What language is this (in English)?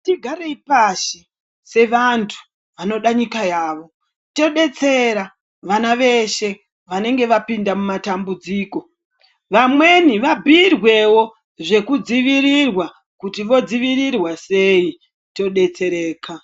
Ndau